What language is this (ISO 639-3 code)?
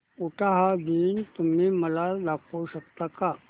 mar